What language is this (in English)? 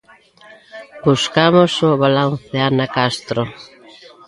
Galician